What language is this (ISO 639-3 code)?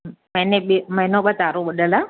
snd